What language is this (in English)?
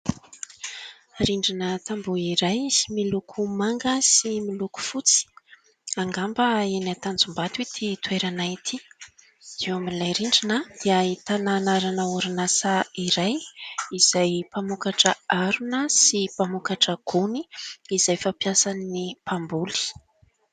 Malagasy